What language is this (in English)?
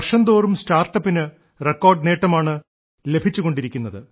Malayalam